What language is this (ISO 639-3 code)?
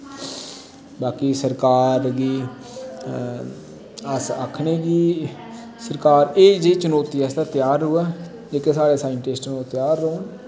doi